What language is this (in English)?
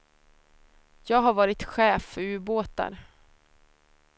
Swedish